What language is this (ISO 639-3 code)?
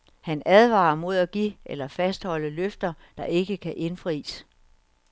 dan